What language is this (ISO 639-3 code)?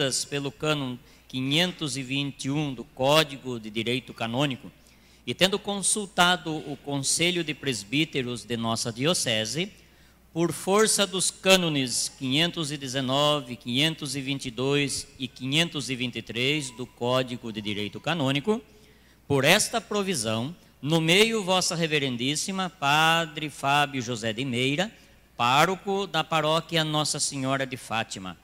por